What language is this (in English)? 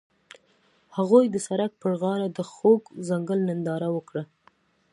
Pashto